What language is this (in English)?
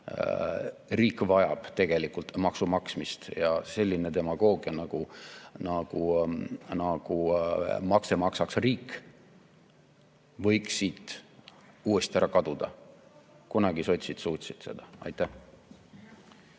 Estonian